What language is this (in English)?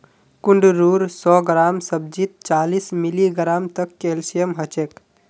Magahi